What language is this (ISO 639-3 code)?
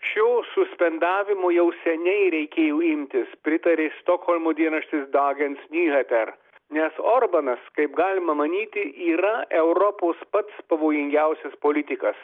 lit